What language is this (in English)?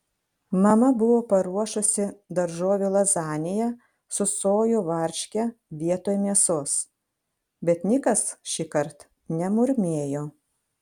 Lithuanian